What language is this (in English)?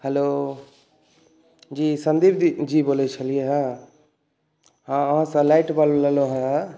Maithili